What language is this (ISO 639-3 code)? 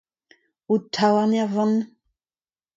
bre